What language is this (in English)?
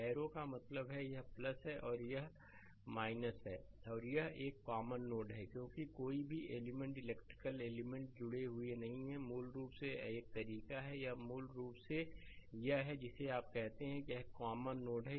Hindi